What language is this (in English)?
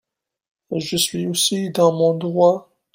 French